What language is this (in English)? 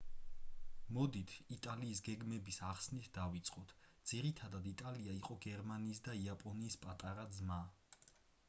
Georgian